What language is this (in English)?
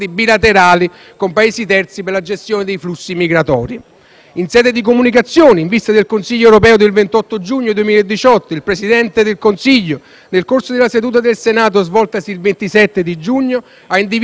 Italian